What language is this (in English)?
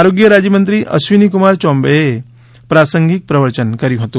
Gujarati